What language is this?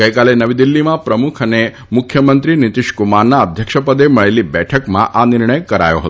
Gujarati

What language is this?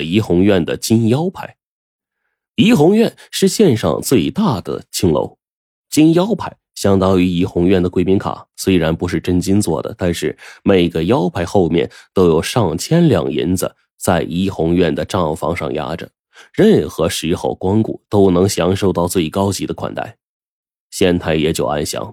Chinese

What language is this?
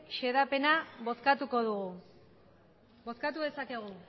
Basque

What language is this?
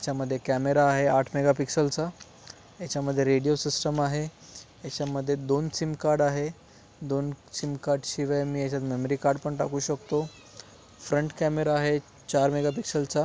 Marathi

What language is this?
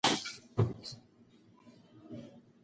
Pashto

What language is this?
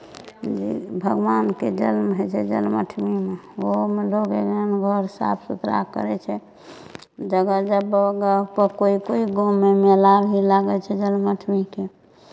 Maithili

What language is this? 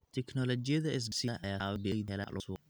Somali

